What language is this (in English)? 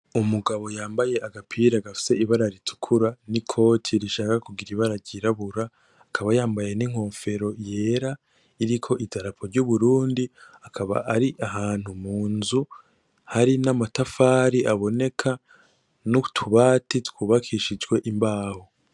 Rundi